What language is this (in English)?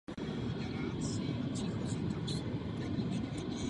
Czech